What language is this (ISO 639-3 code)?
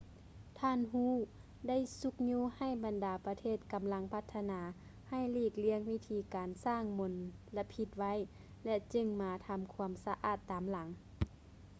lao